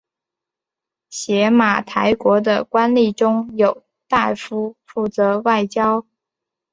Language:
Chinese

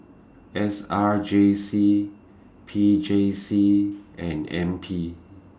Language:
English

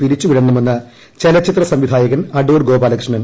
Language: Malayalam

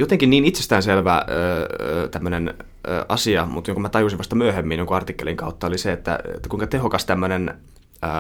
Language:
Finnish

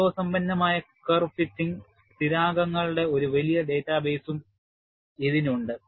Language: Malayalam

